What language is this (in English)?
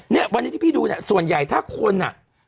Thai